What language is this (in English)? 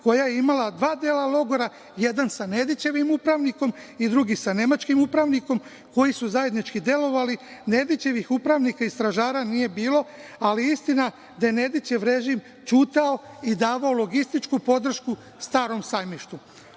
Serbian